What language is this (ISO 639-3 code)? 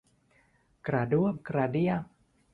tha